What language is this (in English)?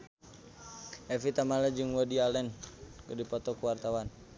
Sundanese